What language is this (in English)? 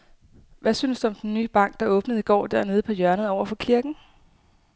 Danish